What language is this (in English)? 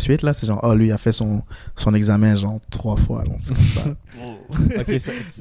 French